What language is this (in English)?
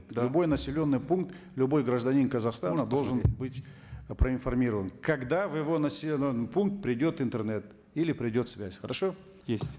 Kazakh